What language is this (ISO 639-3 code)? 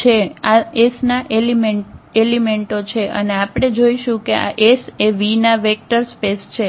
guj